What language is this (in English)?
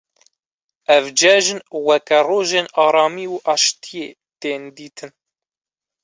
Kurdish